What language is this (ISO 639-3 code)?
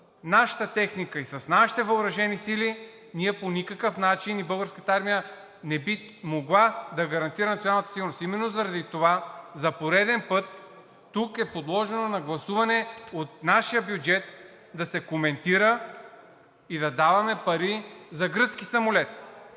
bul